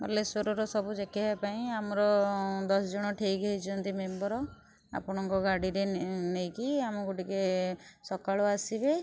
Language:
Odia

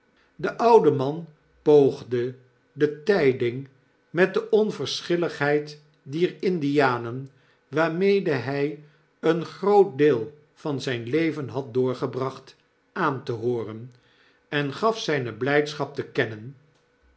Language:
Dutch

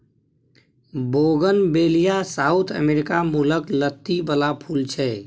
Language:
Maithili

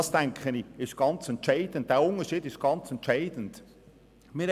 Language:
Swiss German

